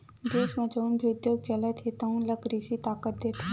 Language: Chhattisgarhi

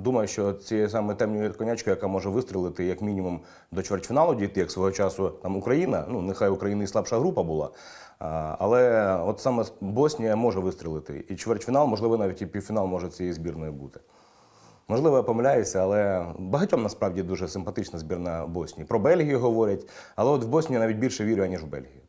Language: Ukrainian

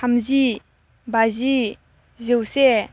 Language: Bodo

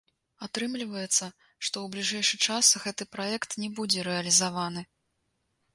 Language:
Belarusian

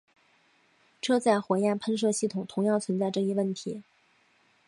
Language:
Chinese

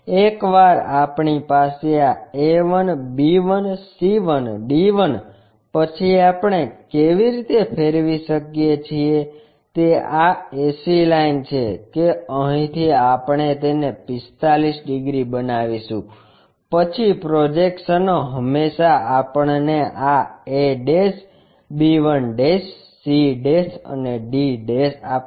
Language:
Gujarati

